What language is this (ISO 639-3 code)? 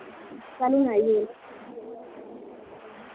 doi